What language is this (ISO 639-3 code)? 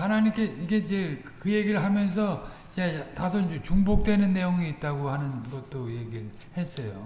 kor